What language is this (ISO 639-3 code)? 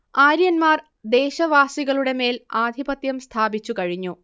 mal